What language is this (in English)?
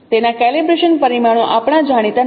Gujarati